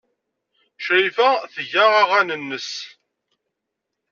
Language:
Kabyle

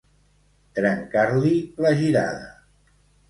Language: Catalan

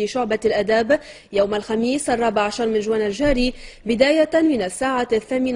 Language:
Arabic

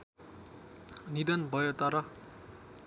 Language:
Nepali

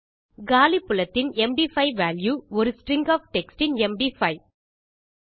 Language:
Tamil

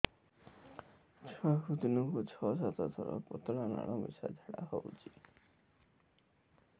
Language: Odia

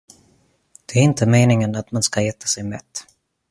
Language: Swedish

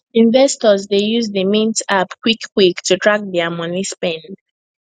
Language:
Nigerian Pidgin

